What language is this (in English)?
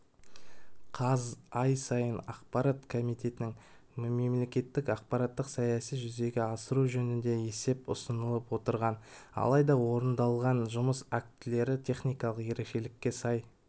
Kazakh